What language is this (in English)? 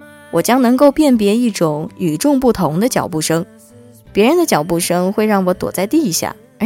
Chinese